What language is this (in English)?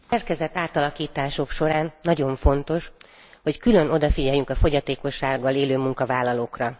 Hungarian